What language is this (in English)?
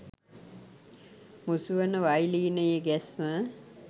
Sinhala